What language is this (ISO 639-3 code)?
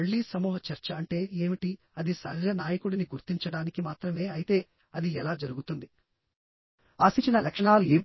tel